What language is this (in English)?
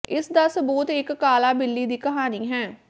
Punjabi